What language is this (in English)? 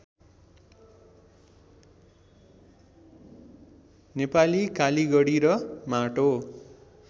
Nepali